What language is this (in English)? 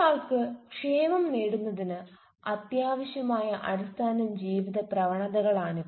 Malayalam